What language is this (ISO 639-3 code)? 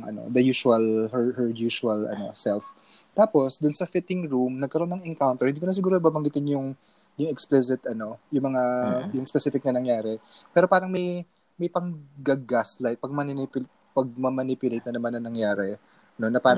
fil